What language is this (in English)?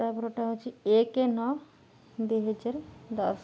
Odia